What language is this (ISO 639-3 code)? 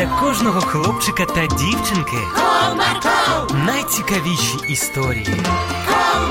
ukr